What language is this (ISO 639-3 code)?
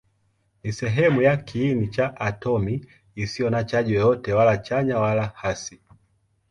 swa